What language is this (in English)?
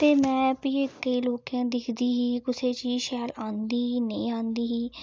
Dogri